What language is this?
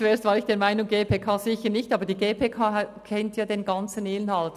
Swiss German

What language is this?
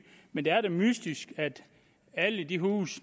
Danish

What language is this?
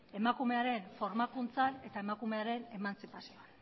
Basque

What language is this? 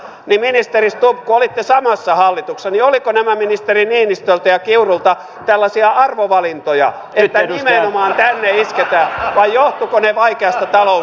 Finnish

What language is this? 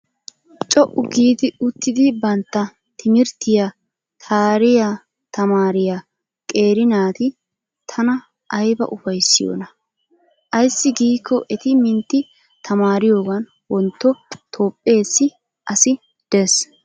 Wolaytta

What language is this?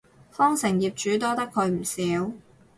Cantonese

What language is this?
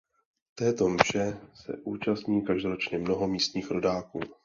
Czech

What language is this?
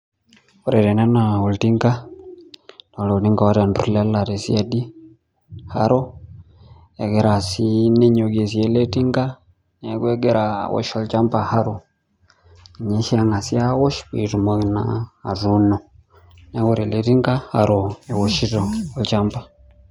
Masai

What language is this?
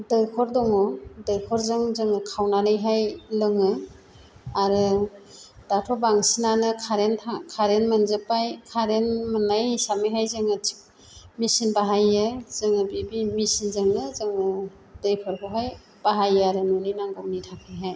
Bodo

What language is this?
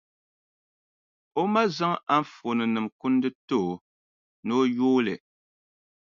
Dagbani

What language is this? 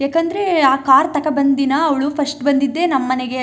Kannada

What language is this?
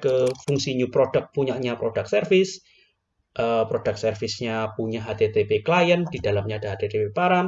Indonesian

